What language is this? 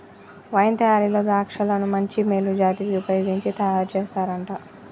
Telugu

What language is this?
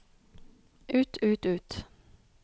Norwegian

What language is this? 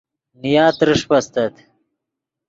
Yidgha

